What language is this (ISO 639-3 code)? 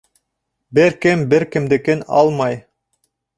bak